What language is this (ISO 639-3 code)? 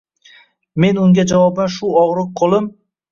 uzb